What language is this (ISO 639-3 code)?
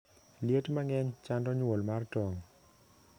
luo